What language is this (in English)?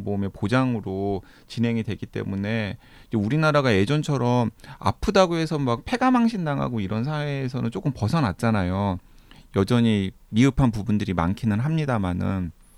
Korean